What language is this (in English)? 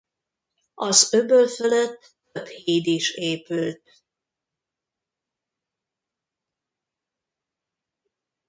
Hungarian